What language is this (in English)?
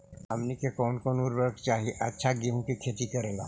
Magahi